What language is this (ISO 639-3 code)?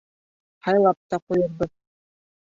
bak